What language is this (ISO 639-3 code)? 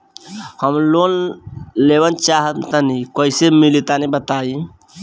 bho